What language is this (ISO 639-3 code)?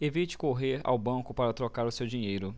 por